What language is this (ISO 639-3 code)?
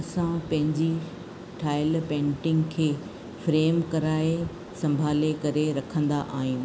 snd